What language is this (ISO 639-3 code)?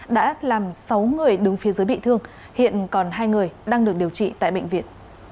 vie